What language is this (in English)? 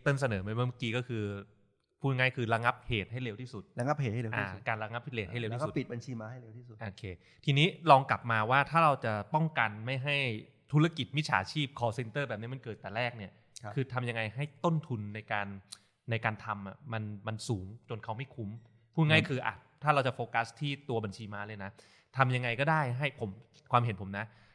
Thai